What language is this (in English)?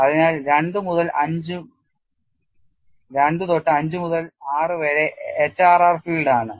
Malayalam